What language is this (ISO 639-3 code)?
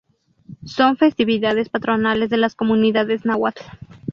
spa